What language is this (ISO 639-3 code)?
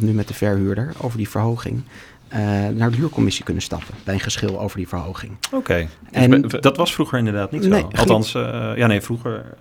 nld